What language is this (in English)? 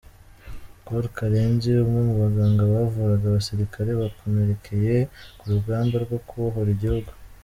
Kinyarwanda